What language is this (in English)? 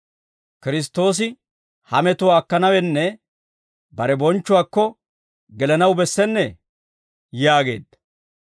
Dawro